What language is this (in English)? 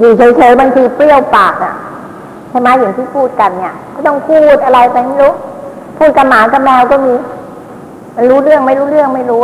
Thai